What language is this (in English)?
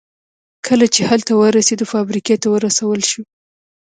Pashto